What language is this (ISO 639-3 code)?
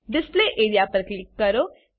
guj